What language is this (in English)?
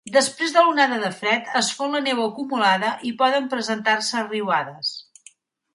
Catalan